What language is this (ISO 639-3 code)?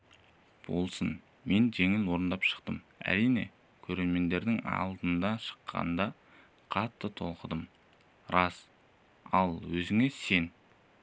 kaz